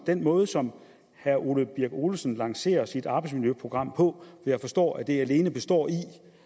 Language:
Danish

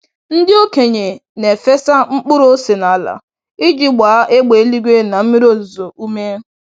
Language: Igbo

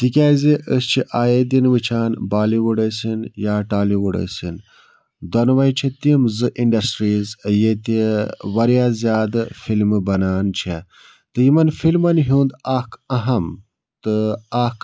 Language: Kashmiri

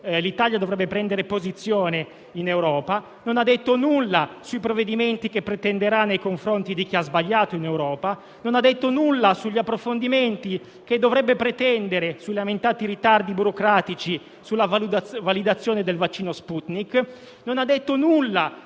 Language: Italian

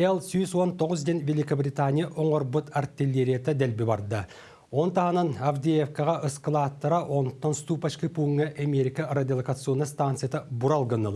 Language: Turkish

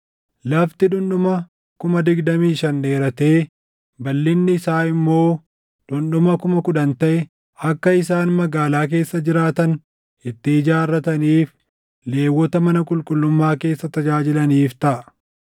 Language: Oromo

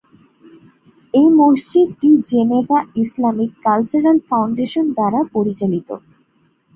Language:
Bangla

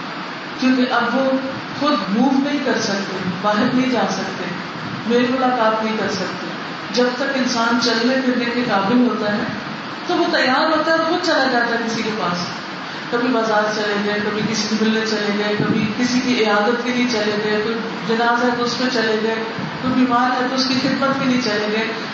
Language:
Urdu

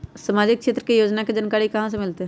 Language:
Magahi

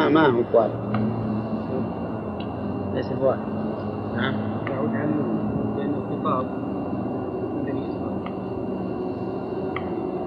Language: Arabic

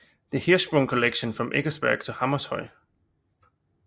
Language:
Danish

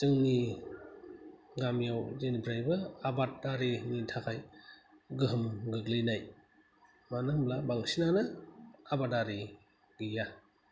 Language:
Bodo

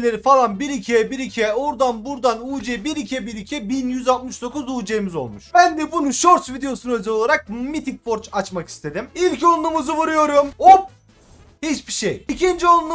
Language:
Turkish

